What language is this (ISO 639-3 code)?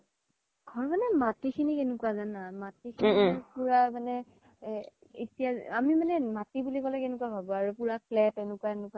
asm